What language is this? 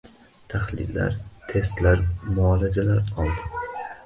Uzbek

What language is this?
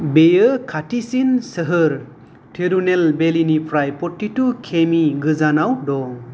Bodo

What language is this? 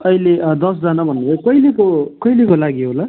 Nepali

